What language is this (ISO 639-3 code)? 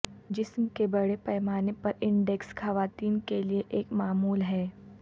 urd